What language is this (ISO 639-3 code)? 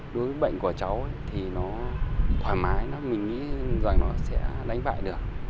vie